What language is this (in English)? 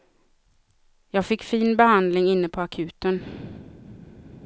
Swedish